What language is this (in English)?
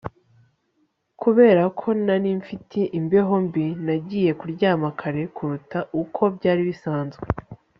Kinyarwanda